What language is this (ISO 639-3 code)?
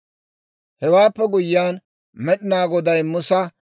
dwr